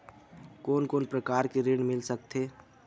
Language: Chhattisgarhi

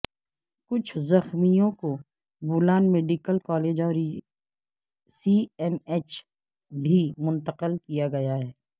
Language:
Urdu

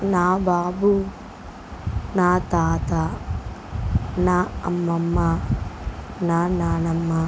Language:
Telugu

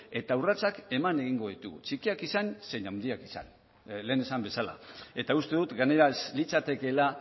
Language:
Basque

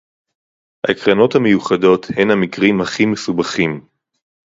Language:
Hebrew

